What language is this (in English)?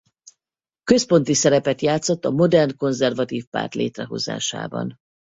Hungarian